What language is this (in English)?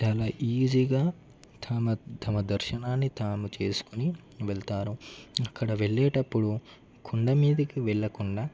Telugu